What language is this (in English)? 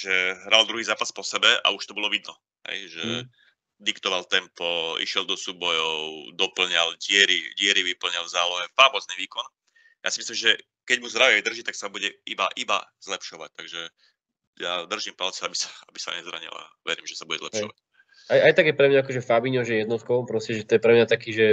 Slovak